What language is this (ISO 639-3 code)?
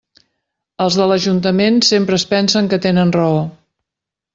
cat